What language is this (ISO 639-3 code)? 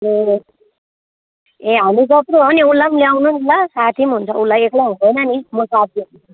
nep